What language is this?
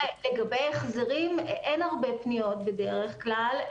Hebrew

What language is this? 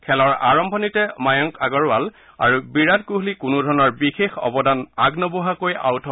Assamese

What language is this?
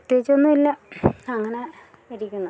Malayalam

